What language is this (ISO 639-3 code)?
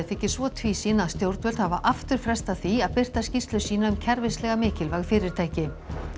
isl